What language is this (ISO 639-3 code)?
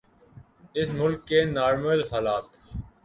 urd